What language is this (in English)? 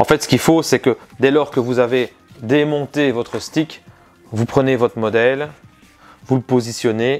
French